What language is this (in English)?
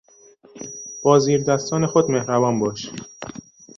Persian